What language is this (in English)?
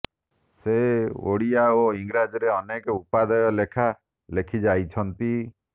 Odia